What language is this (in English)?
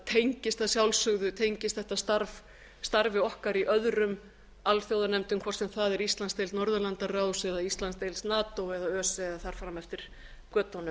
Icelandic